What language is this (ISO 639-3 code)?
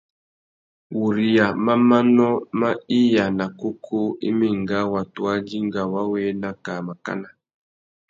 bag